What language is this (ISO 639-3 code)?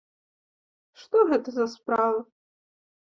bel